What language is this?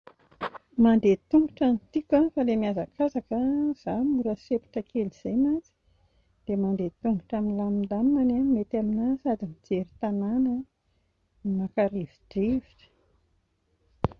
Malagasy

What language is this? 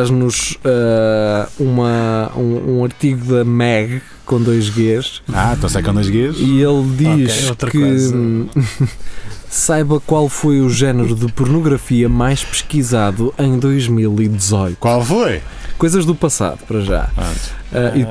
Portuguese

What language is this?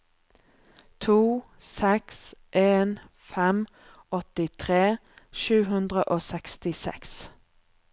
Norwegian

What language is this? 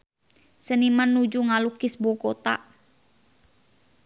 Sundanese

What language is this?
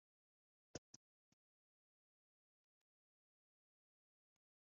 Kinyarwanda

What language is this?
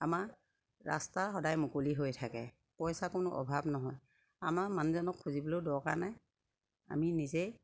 Assamese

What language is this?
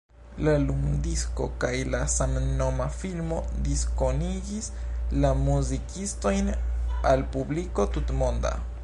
Esperanto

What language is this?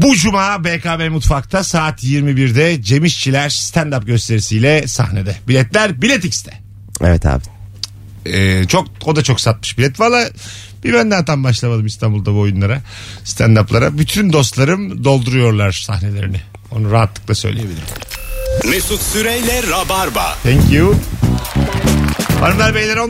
Turkish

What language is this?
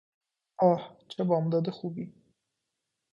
Persian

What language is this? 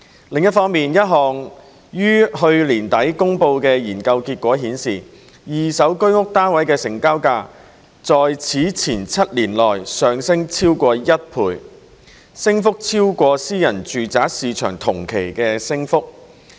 Cantonese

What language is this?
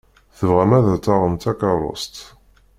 Kabyle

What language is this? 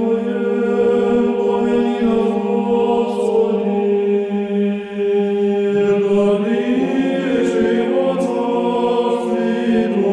Russian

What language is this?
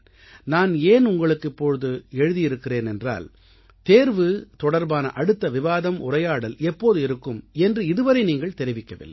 Tamil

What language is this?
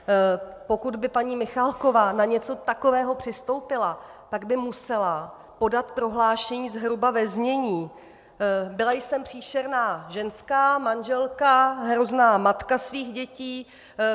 Czech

